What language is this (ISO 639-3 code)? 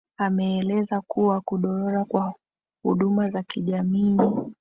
swa